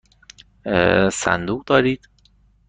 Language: Persian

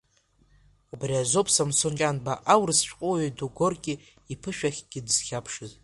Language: Abkhazian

